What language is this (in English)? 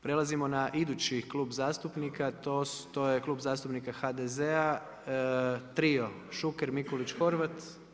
Croatian